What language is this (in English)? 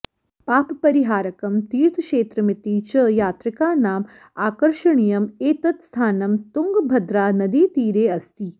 Sanskrit